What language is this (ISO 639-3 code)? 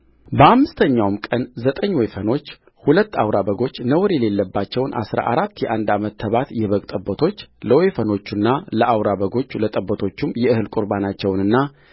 amh